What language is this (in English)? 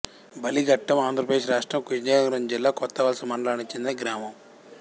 Telugu